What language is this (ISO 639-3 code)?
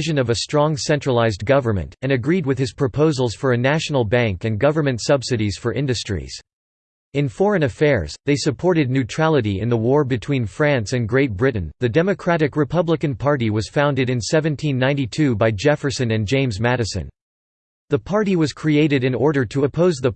eng